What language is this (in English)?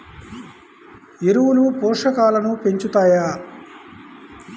Telugu